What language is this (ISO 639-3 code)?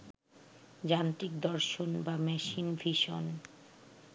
ben